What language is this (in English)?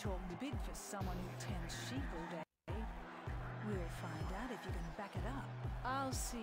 Italian